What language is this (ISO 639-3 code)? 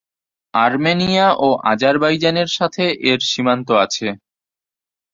ben